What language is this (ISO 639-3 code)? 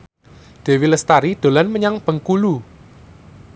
jav